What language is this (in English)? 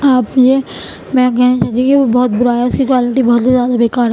Urdu